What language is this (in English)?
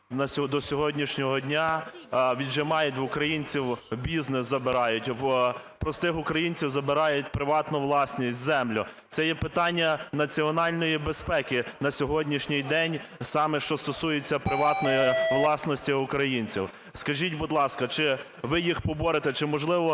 Ukrainian